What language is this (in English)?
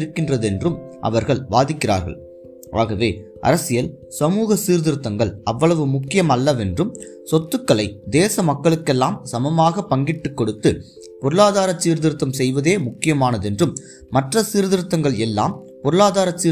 Tamil